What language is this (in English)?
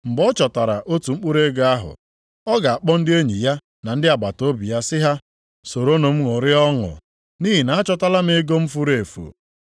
Igbo